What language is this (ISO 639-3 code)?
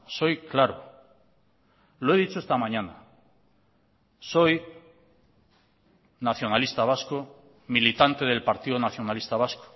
spa